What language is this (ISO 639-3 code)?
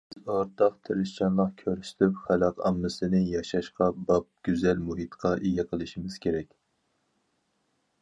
uig